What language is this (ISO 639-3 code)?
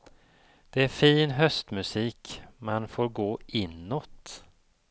swe